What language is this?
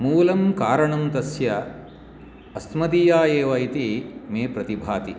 Sanskrit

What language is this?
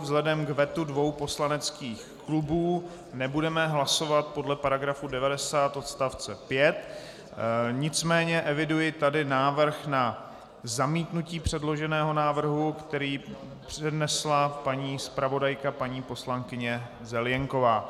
Czech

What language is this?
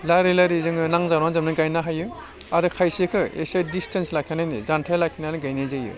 Bodo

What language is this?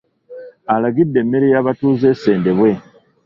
Ganda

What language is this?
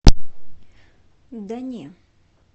Russian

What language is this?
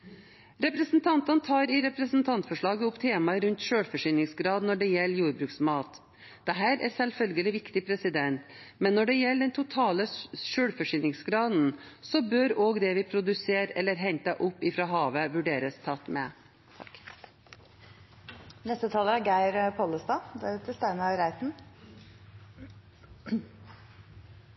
Norwegian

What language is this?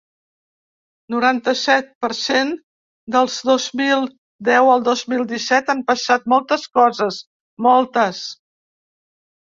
Catalan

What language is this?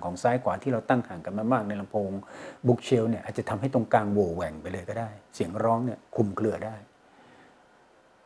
Thai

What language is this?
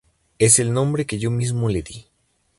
Spanish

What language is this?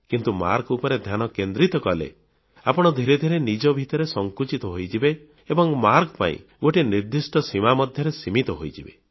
Odia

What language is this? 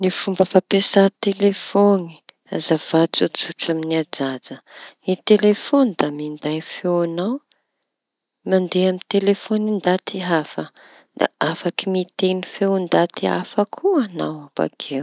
Tanosy Malagasy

